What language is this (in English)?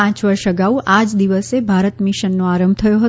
Gujarati